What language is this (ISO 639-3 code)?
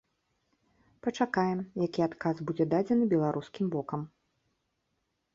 bel